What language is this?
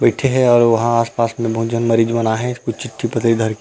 Chhattisgarhi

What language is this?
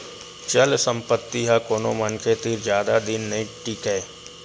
Chhattisgarhi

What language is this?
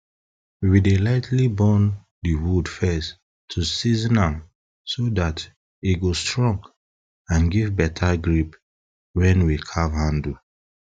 Nigerian Pidgin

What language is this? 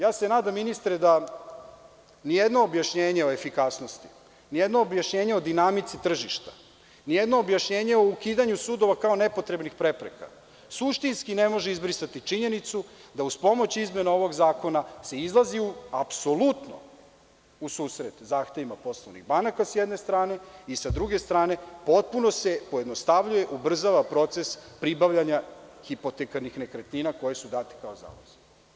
Serbian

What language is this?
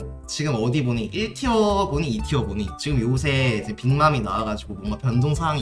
Korean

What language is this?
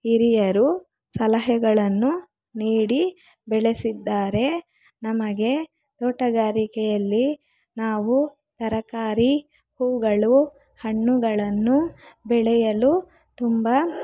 Kannada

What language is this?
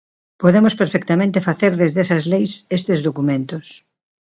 Galician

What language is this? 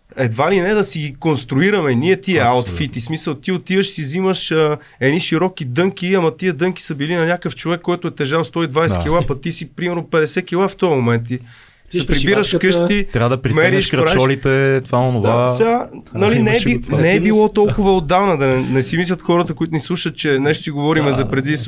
Bulgarian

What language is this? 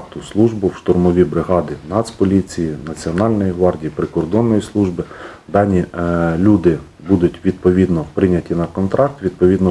Ukrainian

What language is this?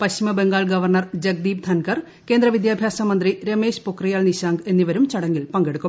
Malayalam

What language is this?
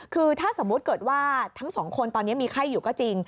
Thai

